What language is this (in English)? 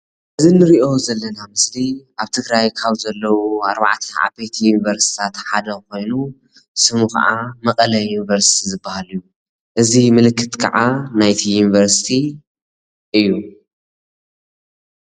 Tigrinya